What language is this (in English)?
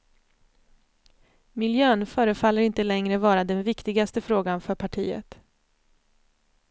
Swedish